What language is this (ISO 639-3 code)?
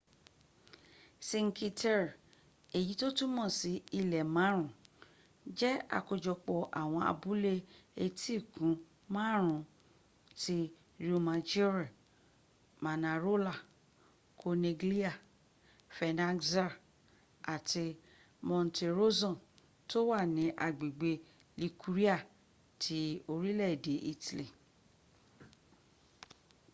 yor